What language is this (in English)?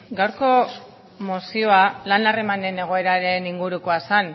Basque